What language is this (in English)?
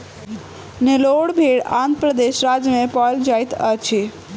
Maithili